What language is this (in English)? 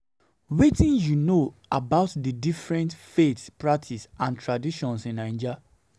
Nigerian Pidgin